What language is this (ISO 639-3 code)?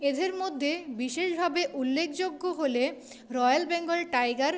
ben